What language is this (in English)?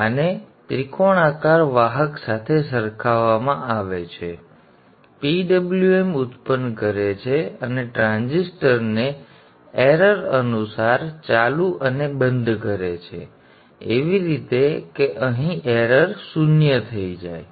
Gujarati